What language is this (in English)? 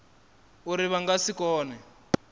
Venda